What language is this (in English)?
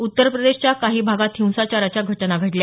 Marathi